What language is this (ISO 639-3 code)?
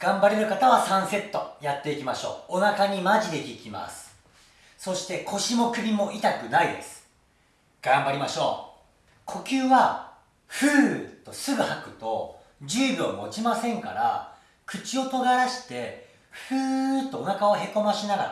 jpn